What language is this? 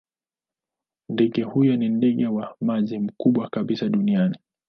Swahili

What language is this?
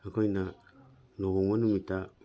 Manipuri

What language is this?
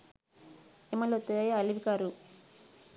Sinhala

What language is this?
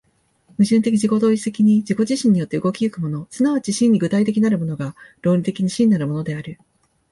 Japanese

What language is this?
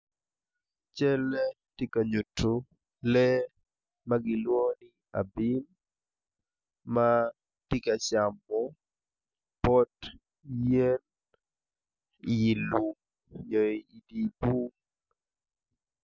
Acoli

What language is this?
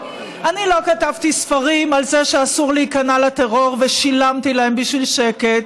Hebrew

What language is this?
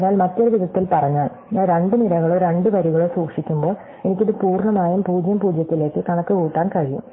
Malayalam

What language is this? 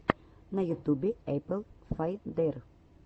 Russian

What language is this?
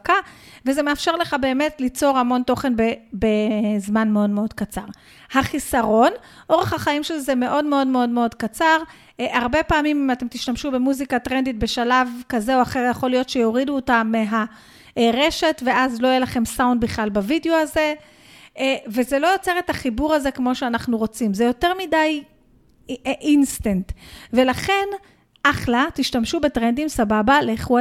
Hebrew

